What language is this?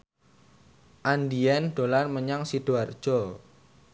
Javanese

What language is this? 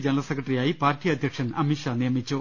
Malayalam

